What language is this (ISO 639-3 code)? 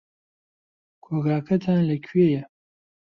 ckb